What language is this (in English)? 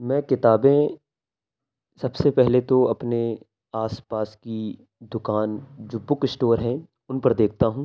Urdu